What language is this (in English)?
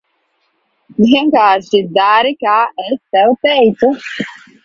Latvian